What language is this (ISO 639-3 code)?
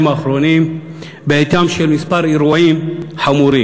heb